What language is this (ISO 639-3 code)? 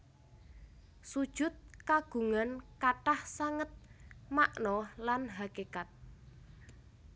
jav